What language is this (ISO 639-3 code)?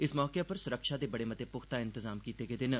doi